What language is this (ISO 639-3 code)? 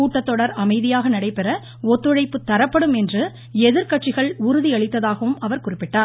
tam